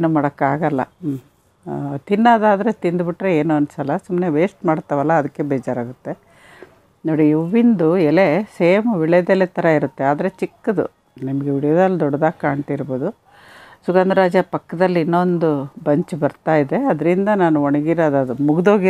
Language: Indonesian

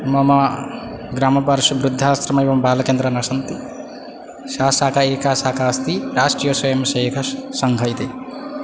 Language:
Sanskrit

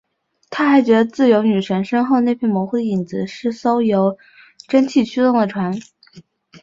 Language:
Chinese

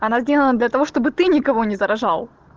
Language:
Russian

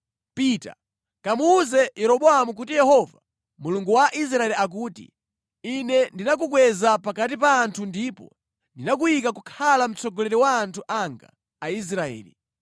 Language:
Nyanja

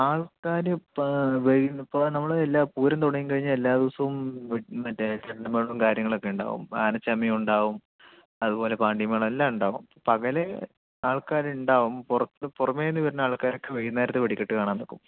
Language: Malayalam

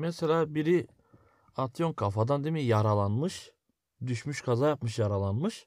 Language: Turkish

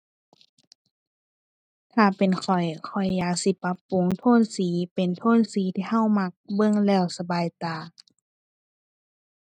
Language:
Thai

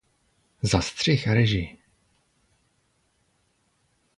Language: Czech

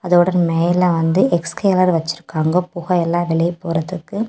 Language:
Tamil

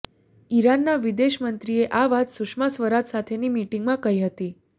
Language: Gujarati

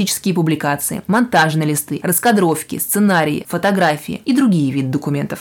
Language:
Russian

